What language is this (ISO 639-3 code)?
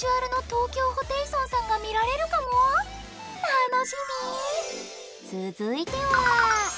jpn